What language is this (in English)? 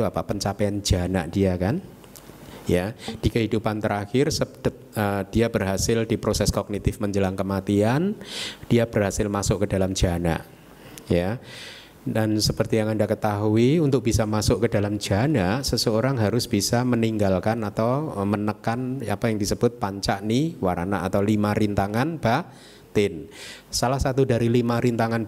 Indonesian